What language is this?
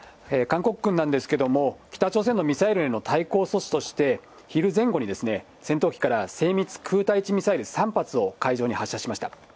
Japanese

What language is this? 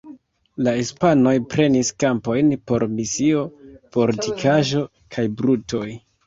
Esperanto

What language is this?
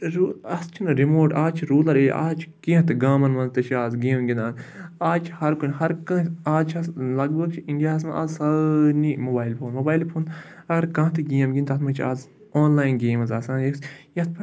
Kashmiri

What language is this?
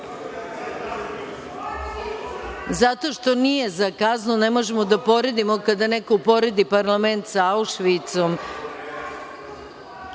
Serbian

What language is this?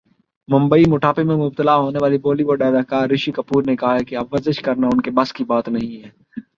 Urdu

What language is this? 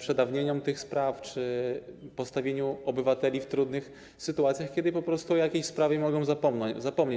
Polish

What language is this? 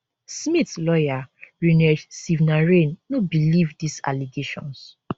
Nigerian Pidgin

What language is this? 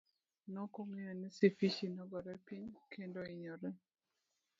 Luo (Kenya and Tanzania)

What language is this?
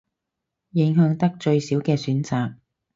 Cantonese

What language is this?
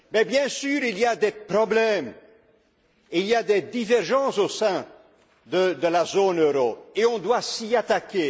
French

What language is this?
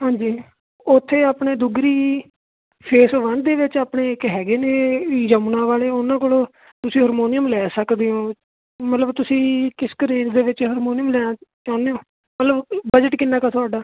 Punjabi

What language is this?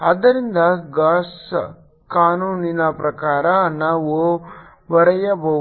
Kannada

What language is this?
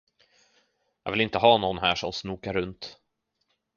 Swedish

